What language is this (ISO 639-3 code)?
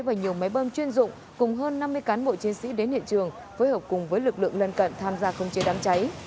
vie